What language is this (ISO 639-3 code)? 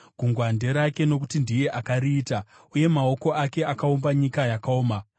sna